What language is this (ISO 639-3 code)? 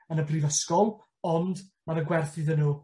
cym